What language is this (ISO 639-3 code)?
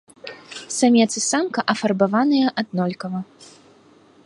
bel